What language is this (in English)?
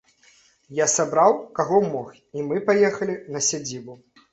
Belarusian